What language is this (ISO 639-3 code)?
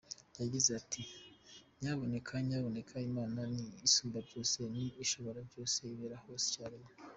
kin